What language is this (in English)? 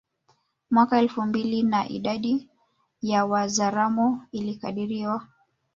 Swahili